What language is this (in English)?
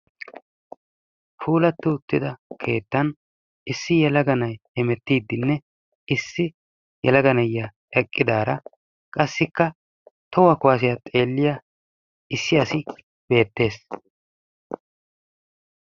Wolaytta